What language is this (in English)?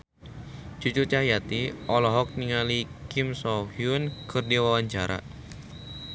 Sundanese